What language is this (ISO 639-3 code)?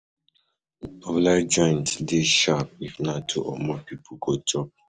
pcm